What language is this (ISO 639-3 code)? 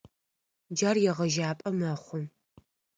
ady